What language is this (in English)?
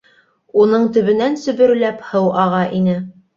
Bashkir